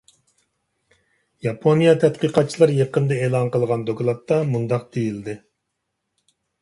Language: Uyghur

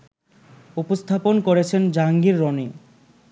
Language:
Bangla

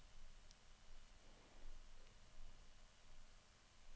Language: Norwegian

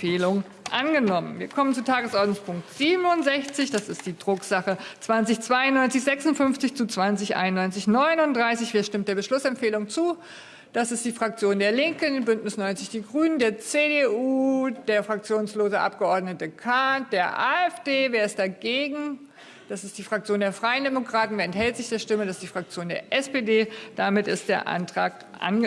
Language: German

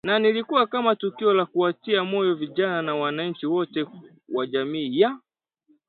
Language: Swahili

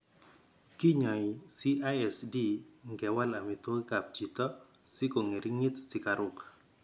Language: Kalenjin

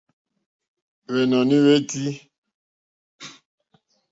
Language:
Mokpwe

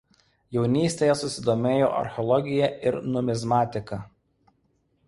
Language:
Lithuanian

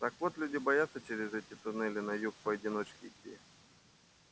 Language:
Russian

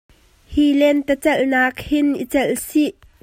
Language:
Hakha Chin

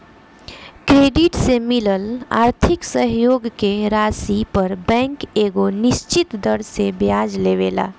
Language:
Bhojpuri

